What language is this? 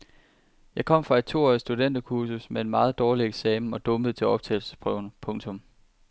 Danish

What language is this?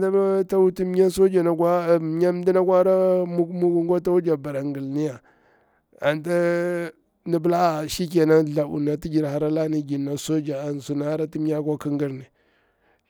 Bura-Pabir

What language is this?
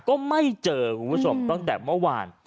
Thai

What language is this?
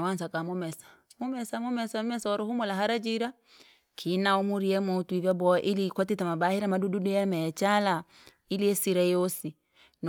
Langi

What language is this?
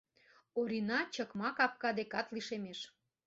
Mari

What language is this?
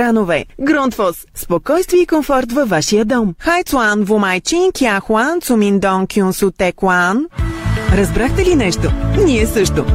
Bulgarian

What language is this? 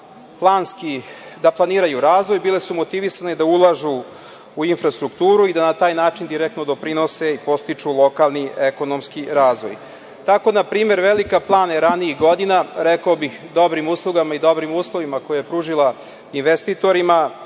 Serbian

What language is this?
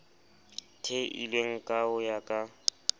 Southern Sotho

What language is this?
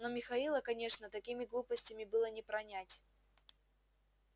Russian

